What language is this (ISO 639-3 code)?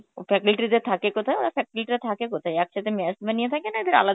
ben